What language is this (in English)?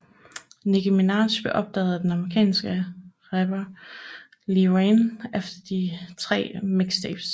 Danish